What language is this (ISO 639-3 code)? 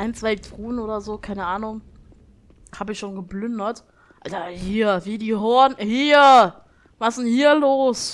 deu